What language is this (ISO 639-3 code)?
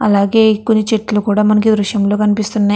tel